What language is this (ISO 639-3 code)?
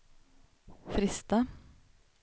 swe